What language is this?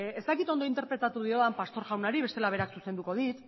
Basque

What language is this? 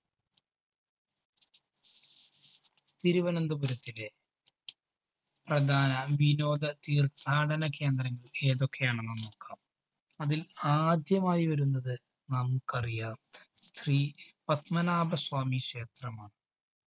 Malayalam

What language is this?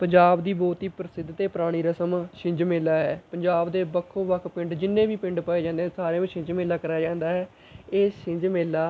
Punjabi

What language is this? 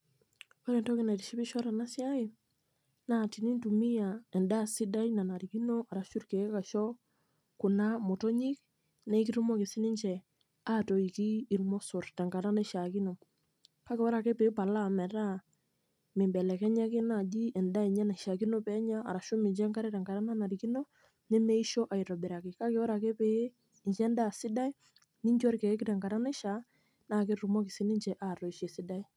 Masai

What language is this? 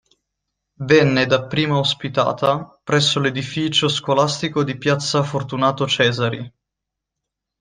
Italian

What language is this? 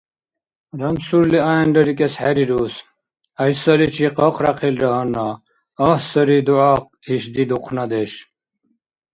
Dargwa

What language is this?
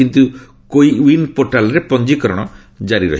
Odia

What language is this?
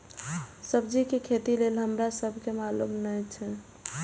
Maithili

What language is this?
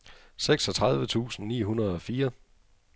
Danish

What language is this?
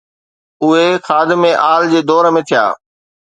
Sindhi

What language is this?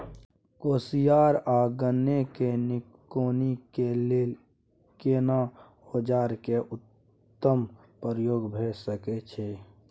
Maithili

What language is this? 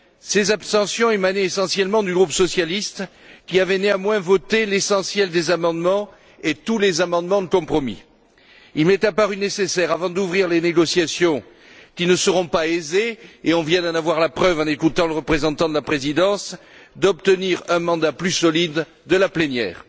French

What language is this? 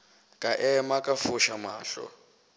Northern Sotho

